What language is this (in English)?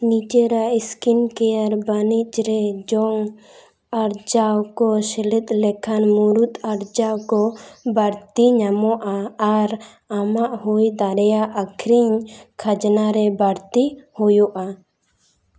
Santali